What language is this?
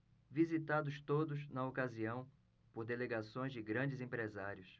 Portuguese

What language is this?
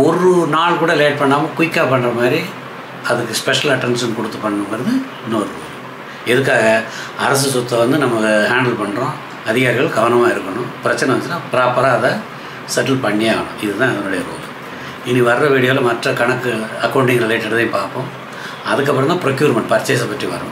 Tamil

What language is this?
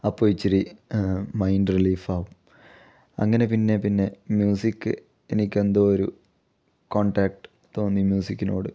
Malayalam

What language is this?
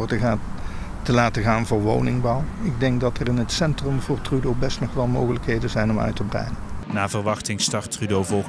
Dutch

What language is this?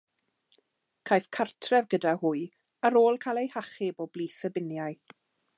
Welsh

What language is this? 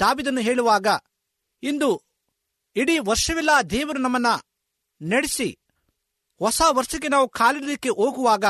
Kannada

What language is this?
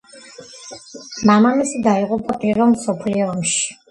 Georgian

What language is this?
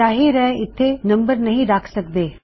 Punjabi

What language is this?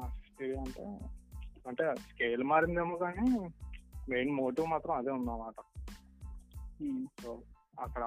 Telugu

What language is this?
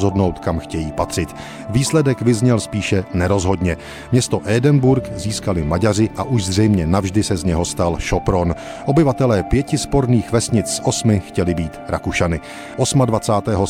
Czech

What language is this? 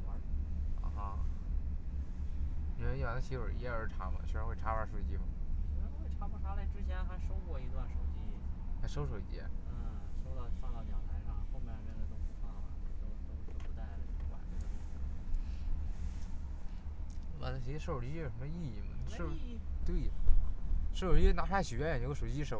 Chinese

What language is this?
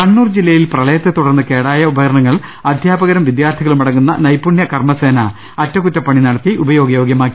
Malayalam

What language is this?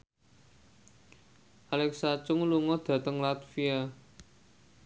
Javanese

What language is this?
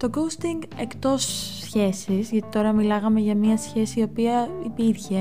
Greek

